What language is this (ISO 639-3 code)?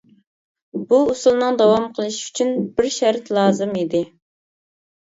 uig